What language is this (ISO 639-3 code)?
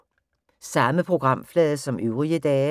dan